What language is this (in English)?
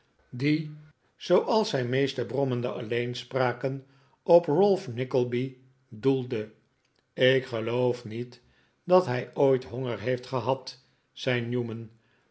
Dutch